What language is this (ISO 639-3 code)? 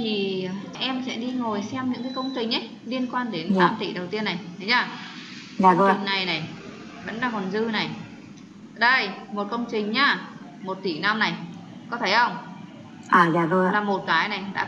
vie